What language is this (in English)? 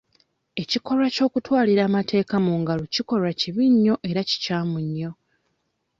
Ganda